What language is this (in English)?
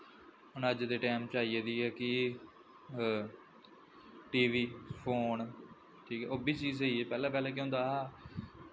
Dogri